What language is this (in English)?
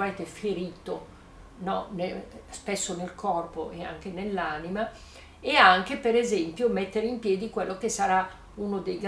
Italian